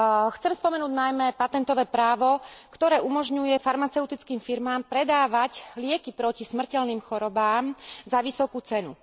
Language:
Slovak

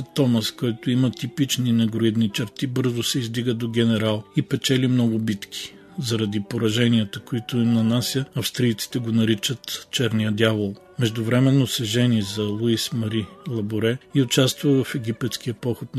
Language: Bulgarian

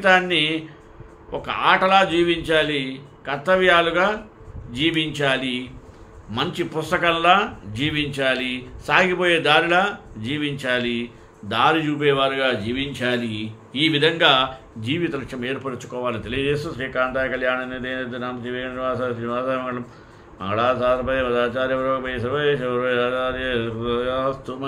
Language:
Telugu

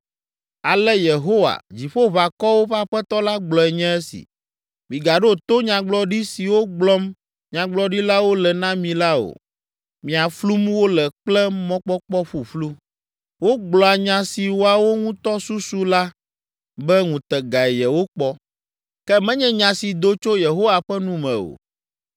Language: Ewe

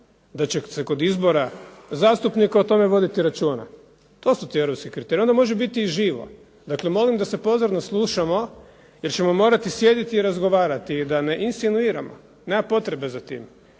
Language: Croatian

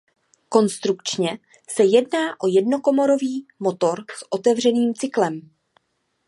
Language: Czech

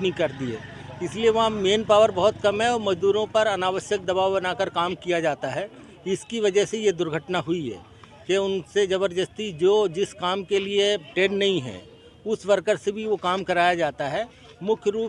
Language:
Hindi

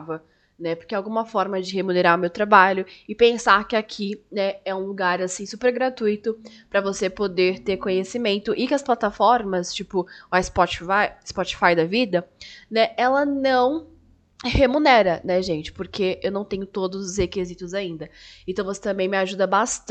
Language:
Portuguese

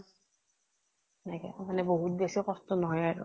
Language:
Assamese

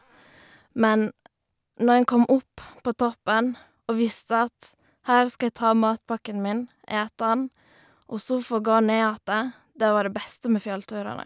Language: Norwegian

